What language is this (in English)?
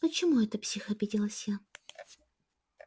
Russian